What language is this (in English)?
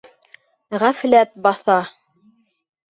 Bashkir